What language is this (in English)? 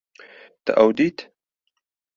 Kurdish